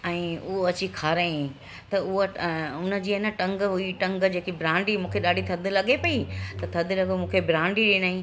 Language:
Sindhi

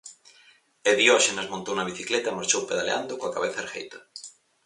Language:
Galician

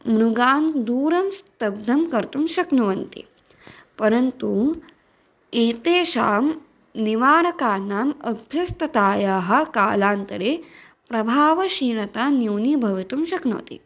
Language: Sanskrit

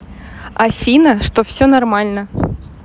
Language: Russian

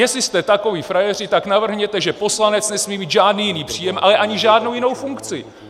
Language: Czech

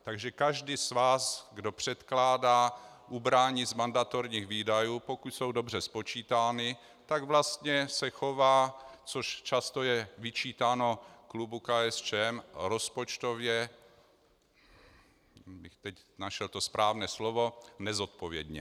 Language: Czech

